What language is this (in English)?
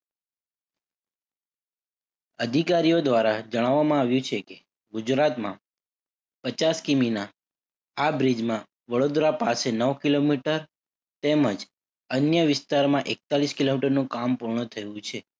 Gujarati